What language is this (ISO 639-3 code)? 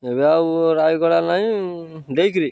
ori